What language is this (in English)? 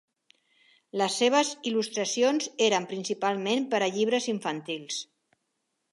Catalan